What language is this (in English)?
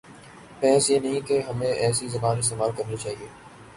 Urdu